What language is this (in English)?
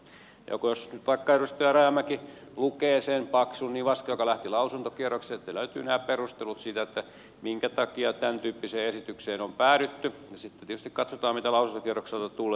Finnish